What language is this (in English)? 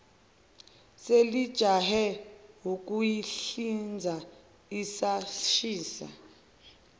Zulu